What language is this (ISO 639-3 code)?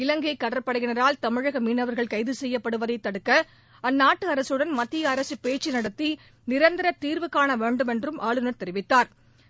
tam